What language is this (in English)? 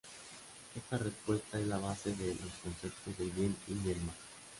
Spanish